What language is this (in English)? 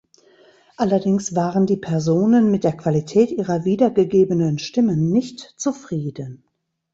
German